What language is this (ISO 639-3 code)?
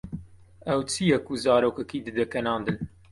kur